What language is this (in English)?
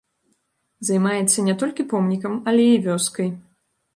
Belarusian